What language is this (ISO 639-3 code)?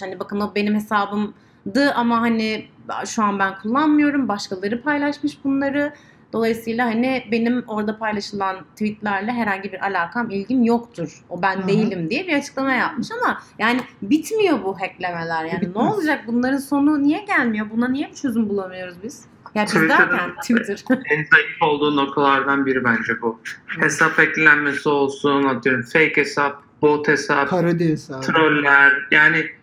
tur